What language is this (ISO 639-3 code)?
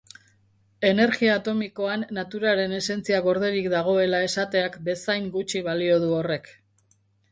eus